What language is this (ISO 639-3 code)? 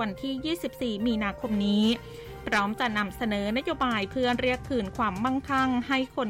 tha